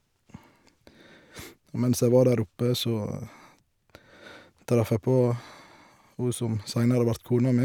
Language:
Norwegian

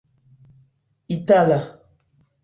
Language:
Esperanto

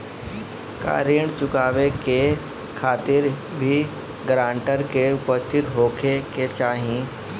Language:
Bhojpuri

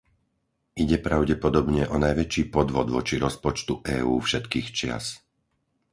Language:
Slovak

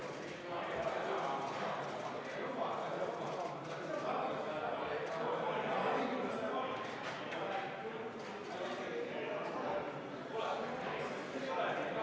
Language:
Estonian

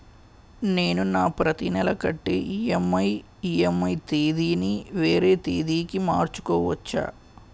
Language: Telugu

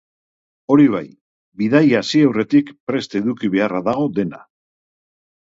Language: Basque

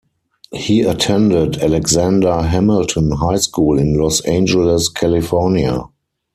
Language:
English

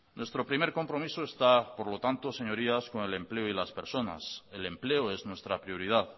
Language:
Spanish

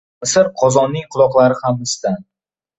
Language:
Uzbek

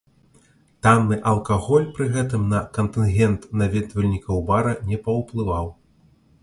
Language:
Belarusian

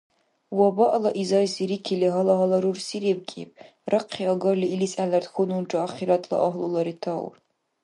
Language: Dargwa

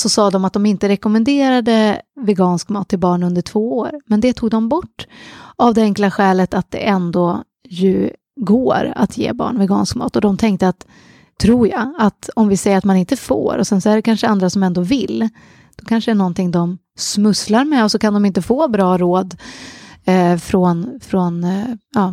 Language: Swedish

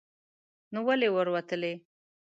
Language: Pashto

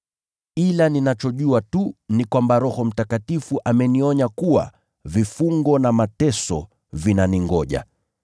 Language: Swahili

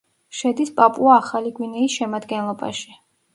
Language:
Georgian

